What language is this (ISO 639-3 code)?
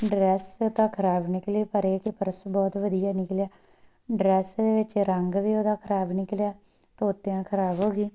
pan